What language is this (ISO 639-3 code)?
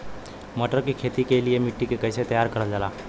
bho